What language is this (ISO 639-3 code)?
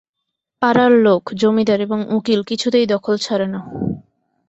ben